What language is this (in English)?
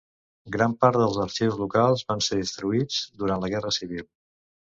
Catalan